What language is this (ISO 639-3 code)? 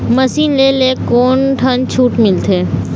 hne